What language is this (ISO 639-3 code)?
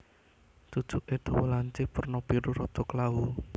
jav